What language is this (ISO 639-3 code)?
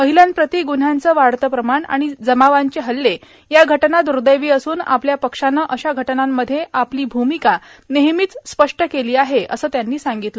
mar